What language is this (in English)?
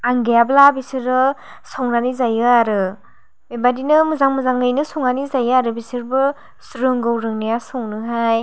Bodo